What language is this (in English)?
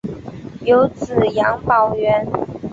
Chinese